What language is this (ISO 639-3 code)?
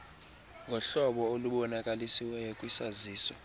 xho